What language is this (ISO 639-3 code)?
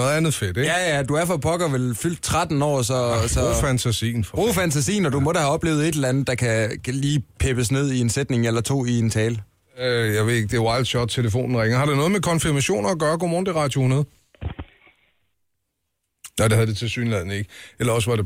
dan